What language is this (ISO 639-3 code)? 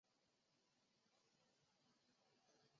zho